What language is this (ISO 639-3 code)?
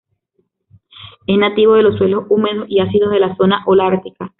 spa